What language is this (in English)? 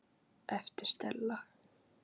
Icelandic